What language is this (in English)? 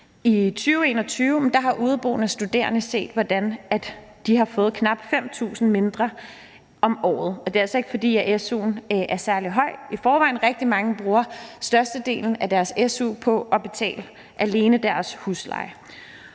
Danish